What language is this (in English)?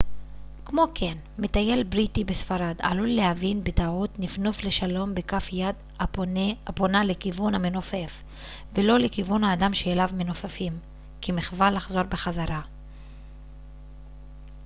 Hebrew